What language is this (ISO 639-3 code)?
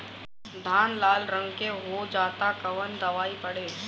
bho